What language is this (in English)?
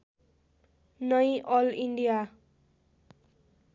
Nepali